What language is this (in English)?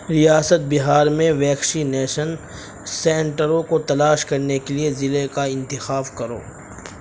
Urdu